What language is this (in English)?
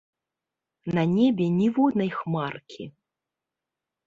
Belarusian